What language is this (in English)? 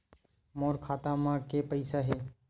Chhattisgarhi